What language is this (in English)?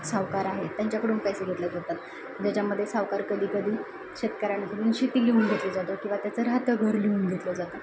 Marathi